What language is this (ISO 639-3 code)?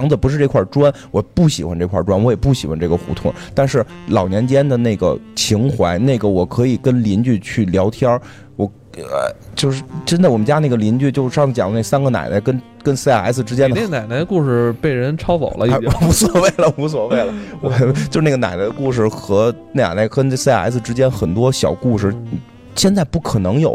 zho